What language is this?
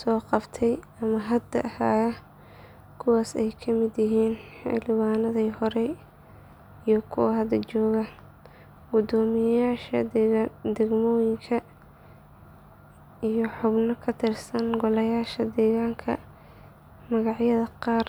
Somali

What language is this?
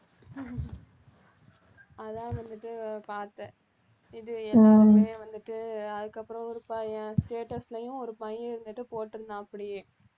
Tamil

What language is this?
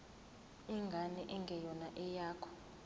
Zulu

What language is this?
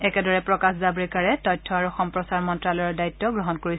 Assamese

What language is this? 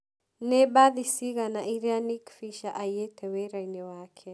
Kikuyu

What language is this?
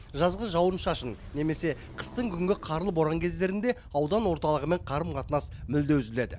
Kazakh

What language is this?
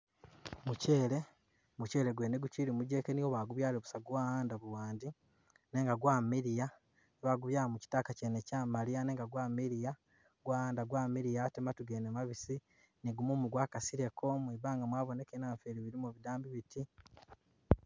Masaaba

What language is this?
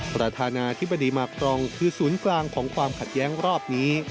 Thai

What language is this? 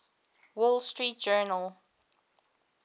English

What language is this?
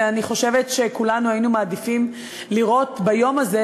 Hebrew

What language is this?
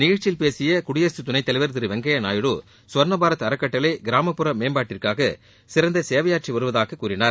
Tamil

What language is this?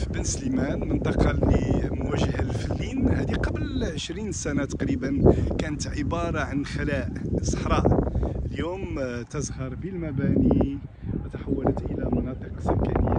Arabic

